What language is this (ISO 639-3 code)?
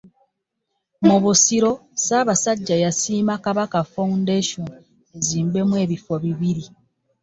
lug